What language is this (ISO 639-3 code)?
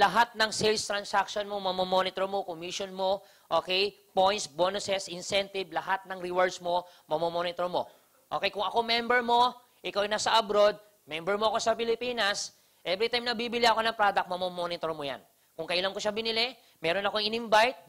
fil